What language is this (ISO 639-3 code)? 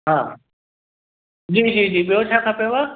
snd